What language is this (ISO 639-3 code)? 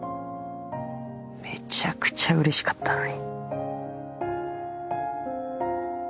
jpn